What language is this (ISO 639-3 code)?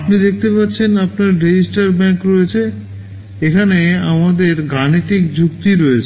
ben